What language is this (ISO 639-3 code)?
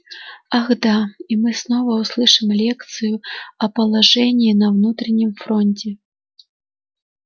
rus